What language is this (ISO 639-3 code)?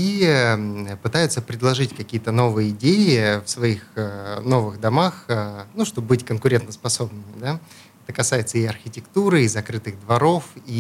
rus